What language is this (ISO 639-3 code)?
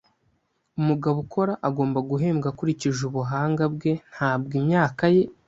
kin